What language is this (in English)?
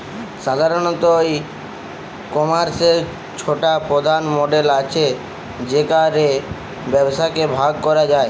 Bangla